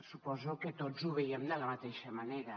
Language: Catalan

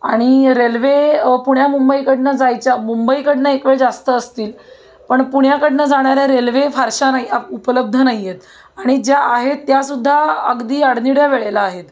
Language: Marathi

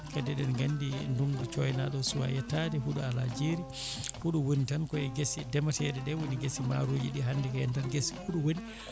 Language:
Fula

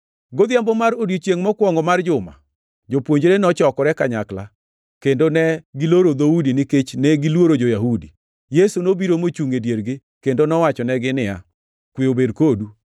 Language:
Luo (Kenya and Tanzania)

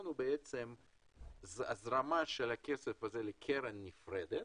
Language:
Hebrew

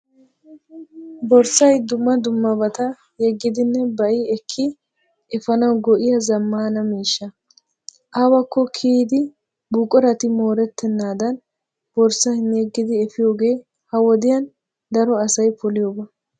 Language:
Wolaytta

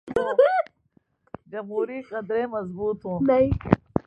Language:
Urdu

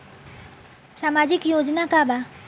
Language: Bhojpuri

